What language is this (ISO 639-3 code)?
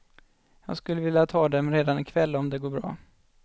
swe